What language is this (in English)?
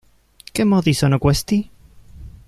Italian